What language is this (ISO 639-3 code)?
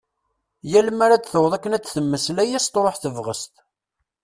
kab